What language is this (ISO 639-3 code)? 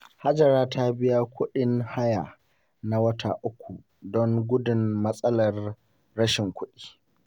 hau